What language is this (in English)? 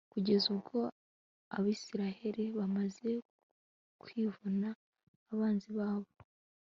Kinyarwanda